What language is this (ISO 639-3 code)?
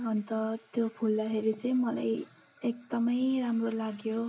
nep